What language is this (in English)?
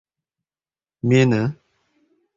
Uzbek